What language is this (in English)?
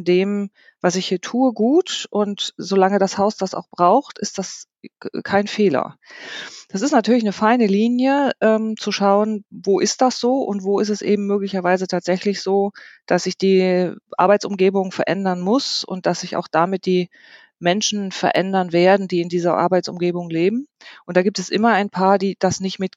German